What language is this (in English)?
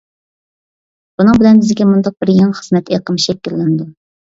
Uyghur